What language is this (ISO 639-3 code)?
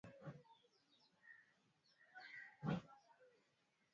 swa